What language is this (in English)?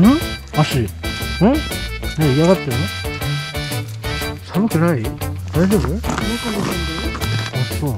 Japanese